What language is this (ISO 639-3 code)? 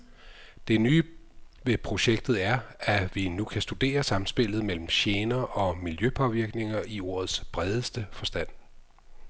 dan